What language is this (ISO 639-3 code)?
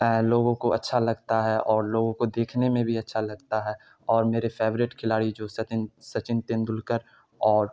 urd